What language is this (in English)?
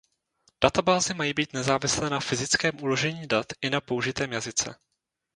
Czech